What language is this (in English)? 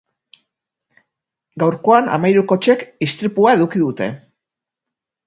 Basque